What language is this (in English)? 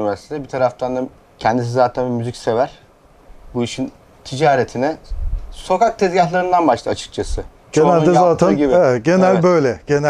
Turkish